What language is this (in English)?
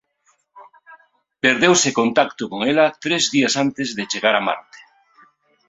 Galician